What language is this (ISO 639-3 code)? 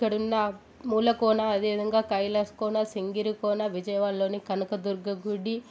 tel